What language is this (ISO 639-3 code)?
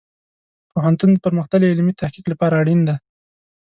pus